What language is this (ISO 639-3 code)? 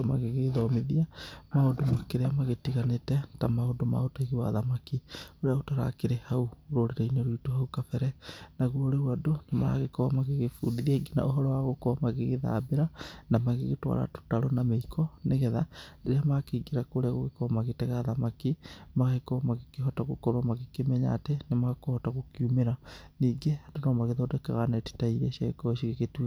kik